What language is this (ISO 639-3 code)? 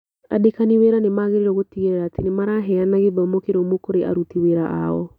kik